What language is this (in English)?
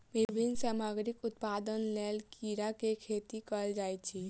Maithili